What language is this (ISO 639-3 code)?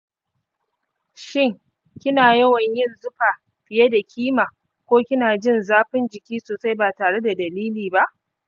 hau